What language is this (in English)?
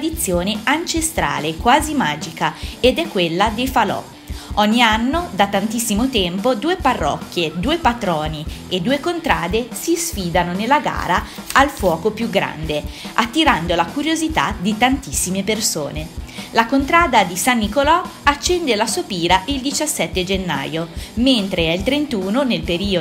Italian